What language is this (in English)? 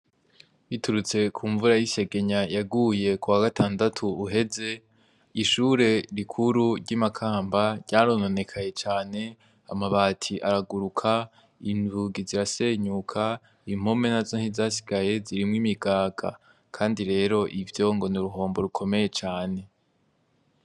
Rundi